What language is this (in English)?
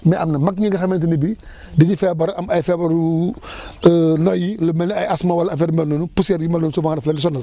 Wolof